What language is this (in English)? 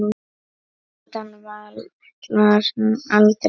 Icelandic